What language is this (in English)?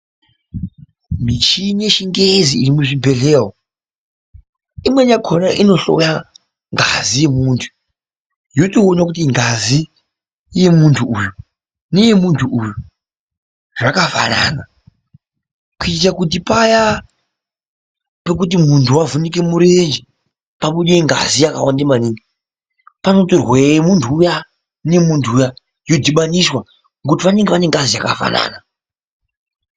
Ndau